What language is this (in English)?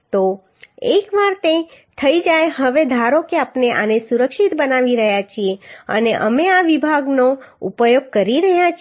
Gujarati